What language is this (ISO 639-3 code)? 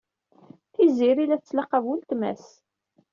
kab